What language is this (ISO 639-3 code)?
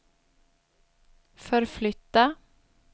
swe